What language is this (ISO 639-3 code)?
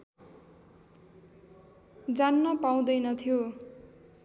nep